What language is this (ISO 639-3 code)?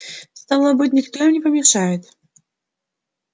rus